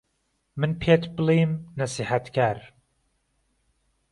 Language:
Central Kurdish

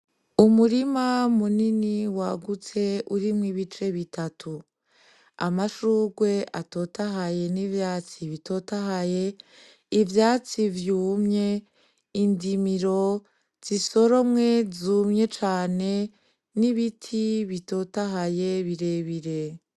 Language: Rundi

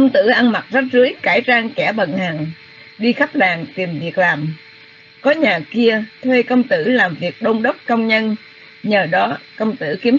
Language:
Vietnamese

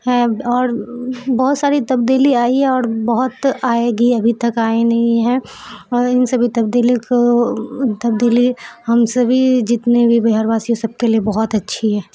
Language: Urdu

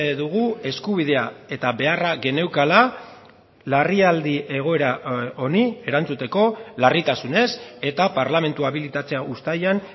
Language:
Basque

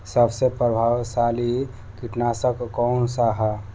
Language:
Bhojpuri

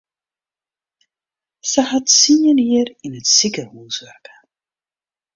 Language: Western Frisian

